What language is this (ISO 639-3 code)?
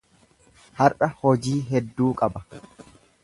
orm